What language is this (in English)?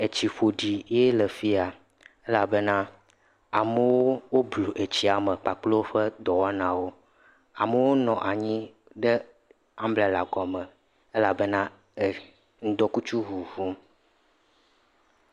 Ewe